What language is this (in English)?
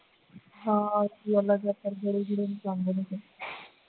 Punjabi